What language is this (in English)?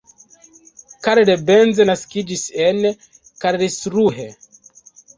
Esperanto